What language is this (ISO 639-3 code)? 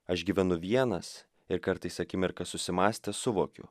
lit